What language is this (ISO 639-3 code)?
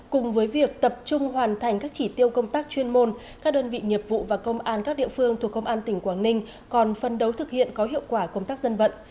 vie